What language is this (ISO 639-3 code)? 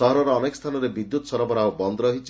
ori